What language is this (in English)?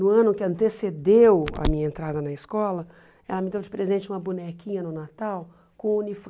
Portuguese